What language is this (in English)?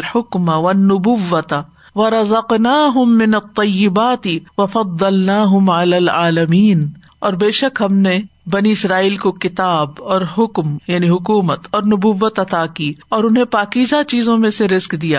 Urdu